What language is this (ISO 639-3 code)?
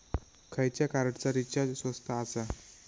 mar